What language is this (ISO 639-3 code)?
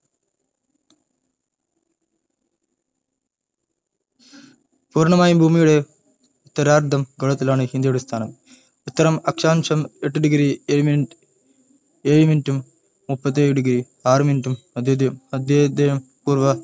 mal